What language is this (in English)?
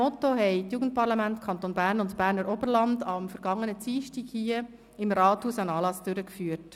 Swiss German